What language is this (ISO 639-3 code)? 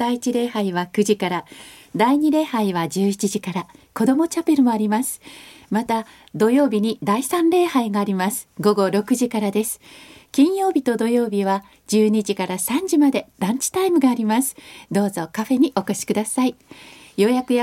jpn